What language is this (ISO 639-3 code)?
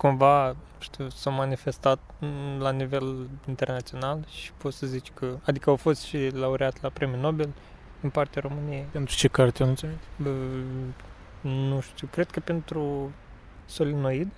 ron